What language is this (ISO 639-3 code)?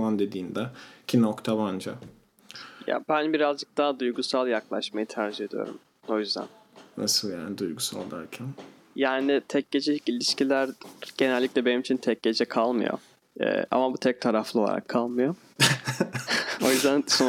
tur